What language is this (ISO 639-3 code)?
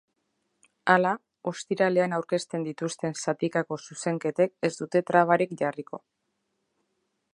eus